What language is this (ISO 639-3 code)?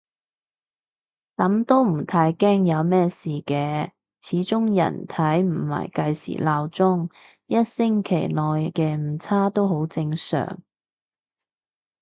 yue